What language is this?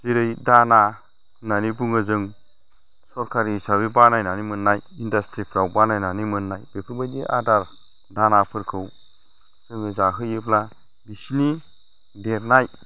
Bodo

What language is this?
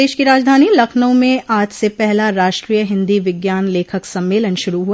Hindi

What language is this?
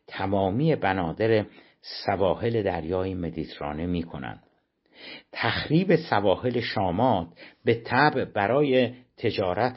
Persian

